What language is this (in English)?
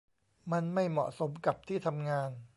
Thai